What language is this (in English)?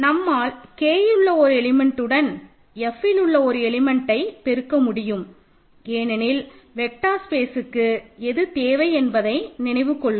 Tamil